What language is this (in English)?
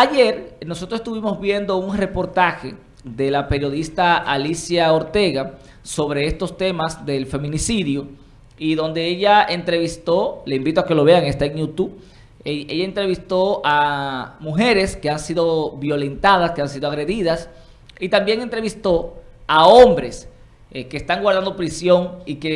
Spanish